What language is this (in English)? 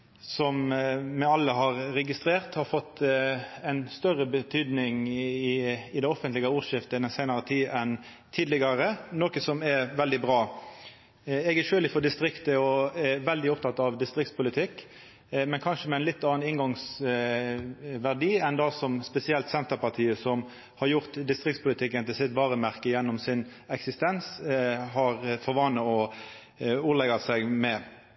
Norwegian Nynorsk